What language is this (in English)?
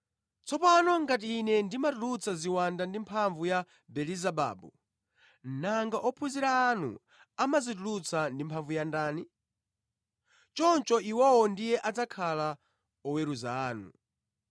Nyanja